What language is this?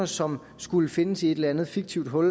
Danish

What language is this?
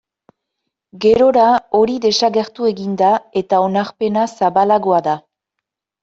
Basque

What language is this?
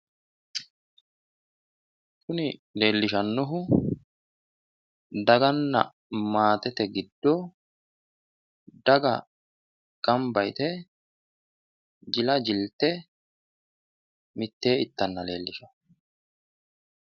Sidamo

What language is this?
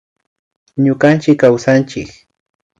Imbabura Highland Quichua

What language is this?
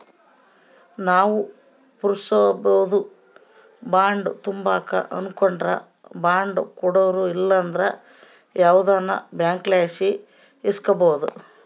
Kannada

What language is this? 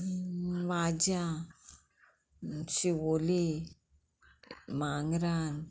Konkani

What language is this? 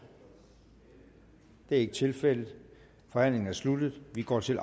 Danish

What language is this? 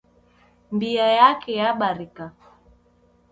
Taita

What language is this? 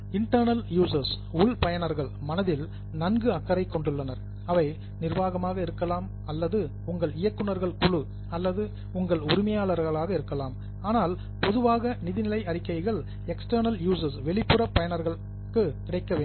Tamil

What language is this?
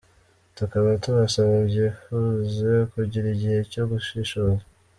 Kinyarwanda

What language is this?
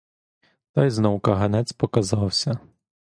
Ukrainian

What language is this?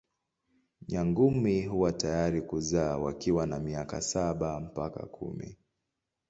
Swahili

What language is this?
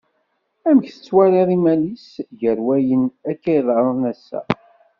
Kabyle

